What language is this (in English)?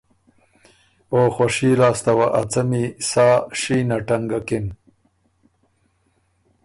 Ormuri